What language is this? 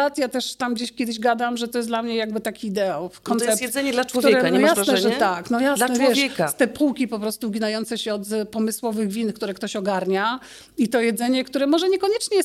Polish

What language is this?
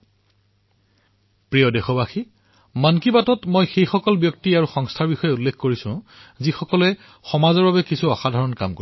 Assamese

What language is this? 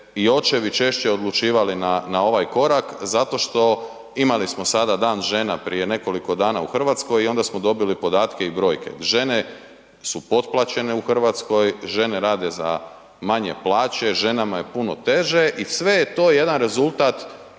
Croatian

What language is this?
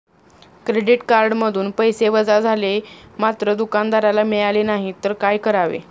Marathi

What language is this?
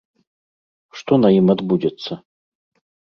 Belarusian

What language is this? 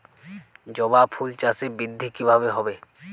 Bangla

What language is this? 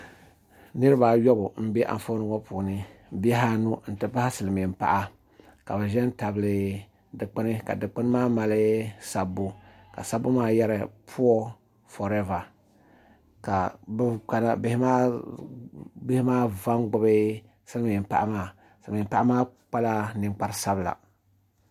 Dagbani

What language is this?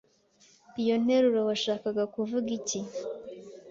Kinyarwanda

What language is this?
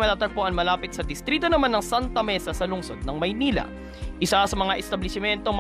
Filipino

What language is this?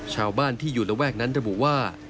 Thai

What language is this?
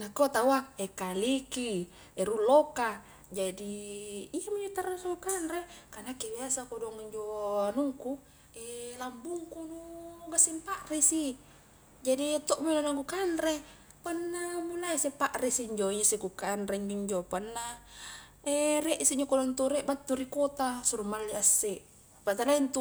Highland Konjo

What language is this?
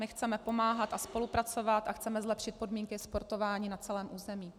Czech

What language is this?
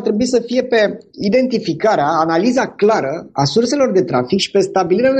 Romanian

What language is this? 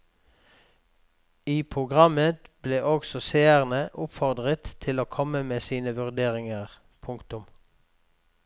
Norwegian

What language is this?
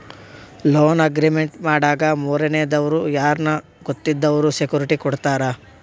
Kannada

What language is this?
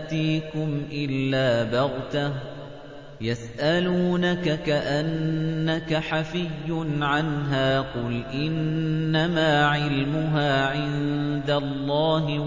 Arabic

